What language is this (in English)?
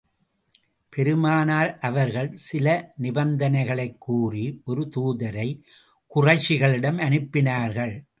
Tamil